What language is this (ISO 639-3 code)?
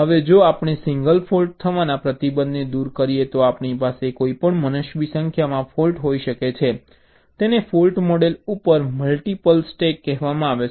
guj